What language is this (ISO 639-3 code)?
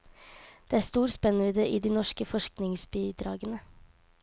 nor